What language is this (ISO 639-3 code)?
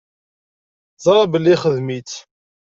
kab